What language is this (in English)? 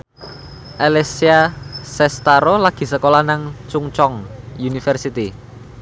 Javanese